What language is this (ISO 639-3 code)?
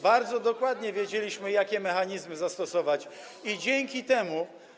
pol